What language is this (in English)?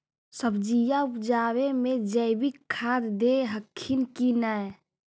Magahi